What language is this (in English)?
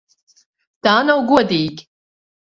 Latvian